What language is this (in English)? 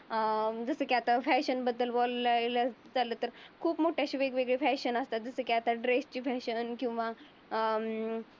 Marathi